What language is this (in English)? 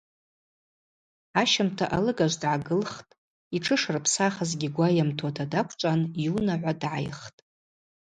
Abaza